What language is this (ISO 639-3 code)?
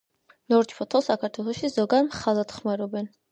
kat